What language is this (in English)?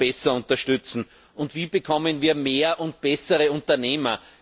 German